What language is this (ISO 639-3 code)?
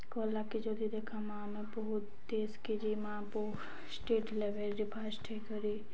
ori